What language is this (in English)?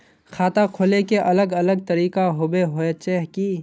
Magahi